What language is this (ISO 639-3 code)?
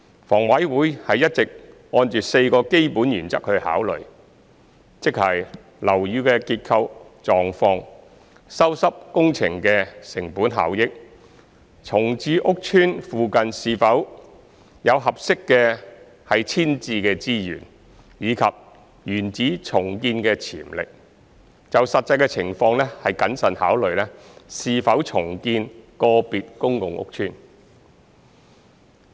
yue